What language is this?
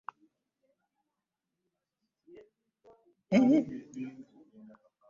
Ganda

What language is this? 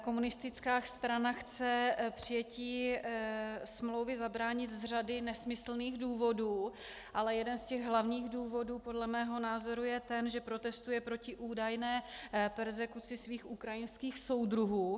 Czech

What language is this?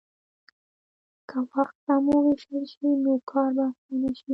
Pashto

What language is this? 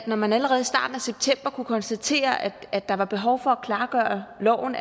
Danish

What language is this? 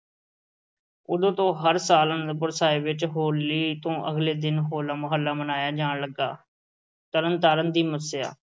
Punjabi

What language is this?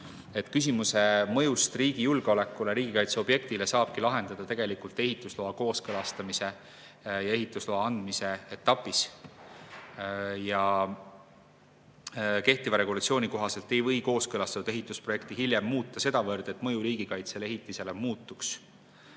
Estonian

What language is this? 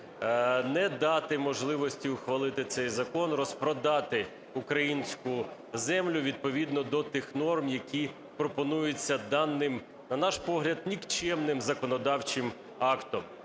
Ukrainian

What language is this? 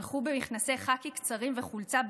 Hebrew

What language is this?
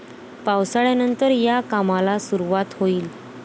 Marathi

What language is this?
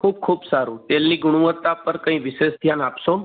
Gujarati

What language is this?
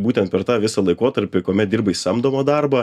Lithuanian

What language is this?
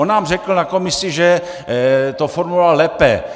Czech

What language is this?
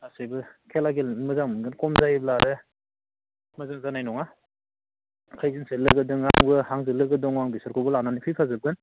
Bodo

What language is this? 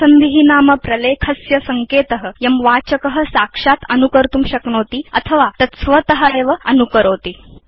Sanskrit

